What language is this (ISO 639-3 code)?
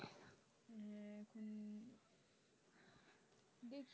ben